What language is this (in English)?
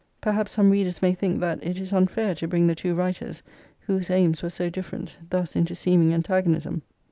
English